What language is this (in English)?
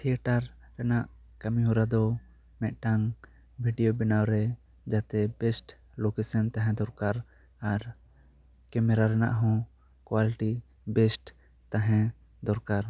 Santali